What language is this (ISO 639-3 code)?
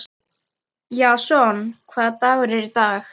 isl